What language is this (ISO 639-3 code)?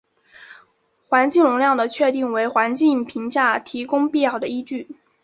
zho